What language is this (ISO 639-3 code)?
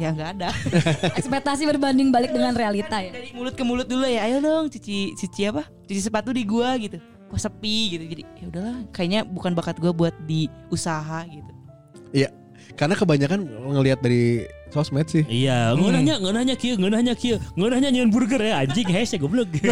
ind